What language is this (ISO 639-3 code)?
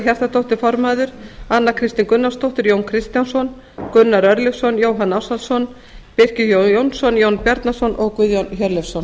isl